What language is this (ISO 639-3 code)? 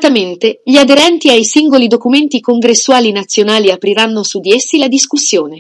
ita